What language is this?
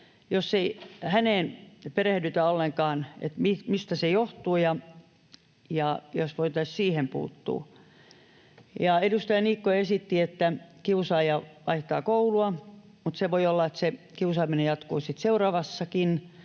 Finnish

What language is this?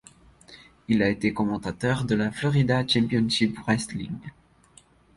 French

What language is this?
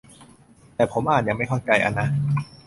Thai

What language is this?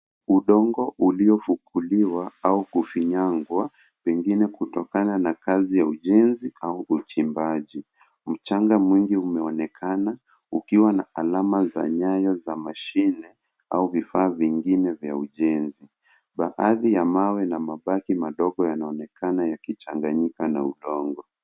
Swahili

